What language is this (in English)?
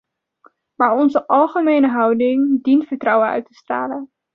Dutch